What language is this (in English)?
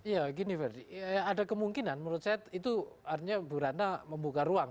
Indonesian